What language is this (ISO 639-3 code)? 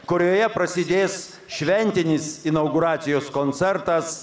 lit